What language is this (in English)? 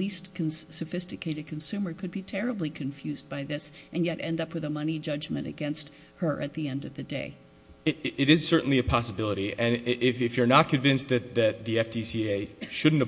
English